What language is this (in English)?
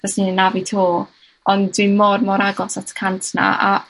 Welsh